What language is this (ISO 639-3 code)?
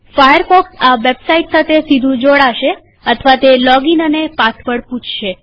guj